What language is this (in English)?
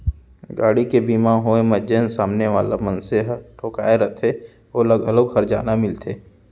Chhattisgarhi